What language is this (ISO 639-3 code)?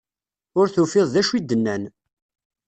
kab